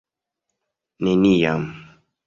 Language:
Esperanto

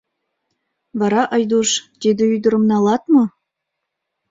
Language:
Mari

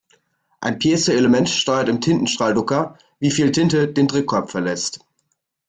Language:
German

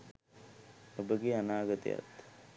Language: Sinhala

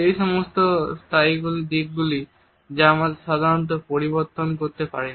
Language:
Bangla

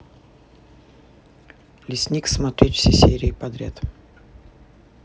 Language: Russian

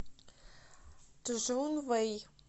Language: Russian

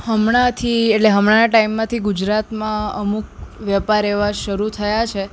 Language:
Gujarati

